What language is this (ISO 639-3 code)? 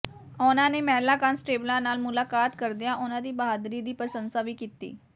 pan